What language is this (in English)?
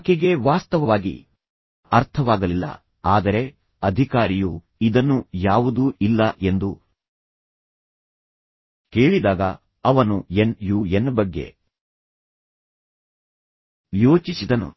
Kannada